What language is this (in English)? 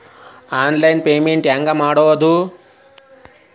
Kannada